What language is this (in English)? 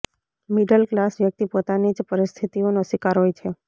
Gujarati